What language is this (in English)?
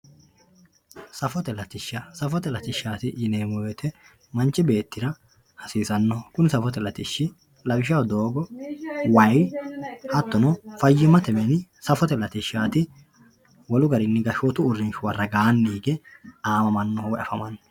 Sidamo